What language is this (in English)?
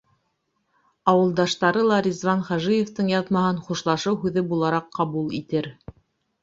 Bashkir